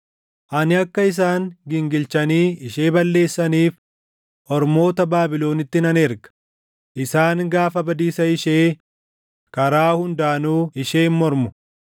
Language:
Oromo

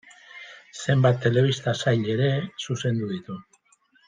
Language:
Basque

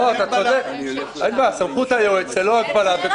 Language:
Hebrew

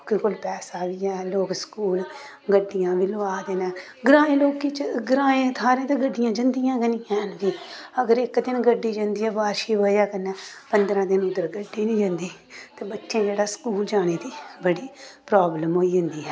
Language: Dogri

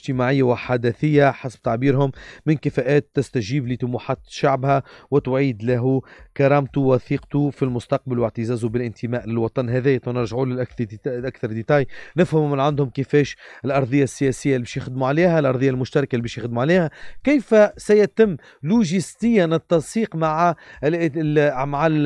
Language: Arabic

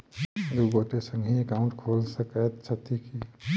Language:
Maithili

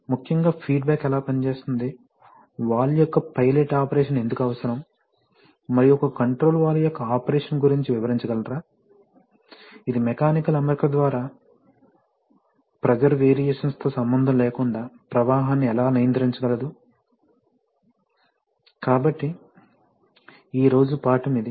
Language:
Telugu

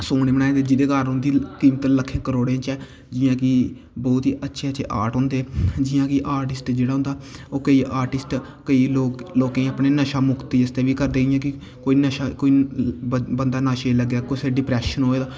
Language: Dogri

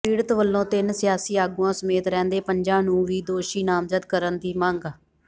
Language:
Punjabi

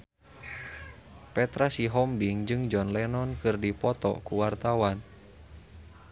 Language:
Sundanese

